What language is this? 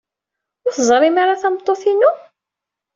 Kabyle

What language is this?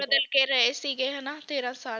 Punjabi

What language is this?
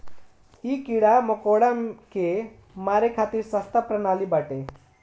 Bhojpuri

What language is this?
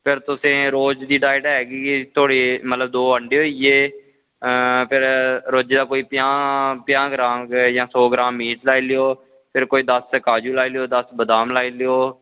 Dogri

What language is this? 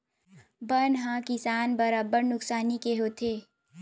Chhattisgarhi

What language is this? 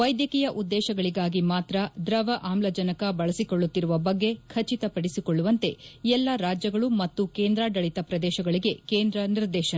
Kannada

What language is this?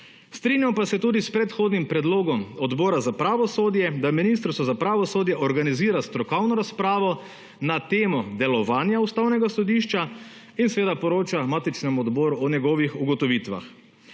Slovenian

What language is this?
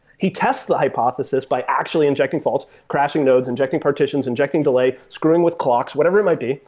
English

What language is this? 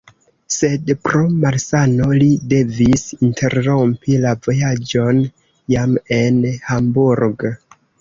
Esperanto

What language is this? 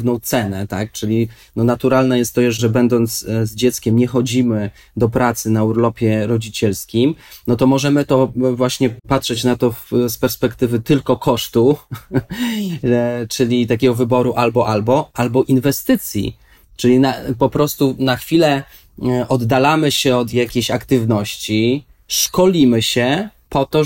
Polish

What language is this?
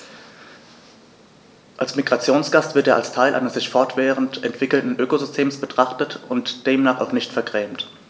German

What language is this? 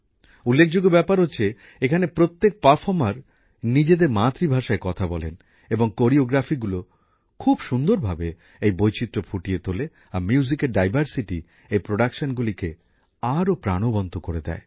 Bangla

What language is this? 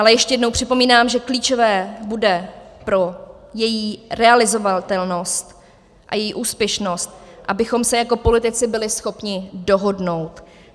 Czech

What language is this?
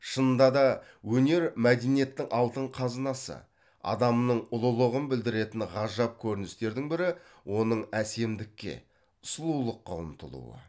Kazakh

